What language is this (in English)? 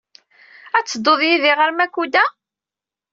Kabyle